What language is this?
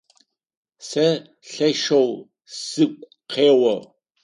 Adyghe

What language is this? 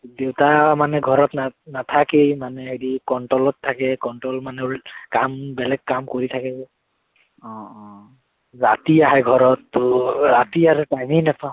Assamese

